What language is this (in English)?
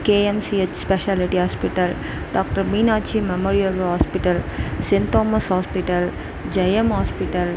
Tamil